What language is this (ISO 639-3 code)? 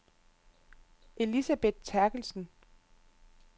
dan